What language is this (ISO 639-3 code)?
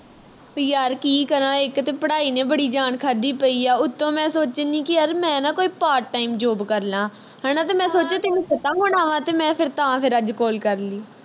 pan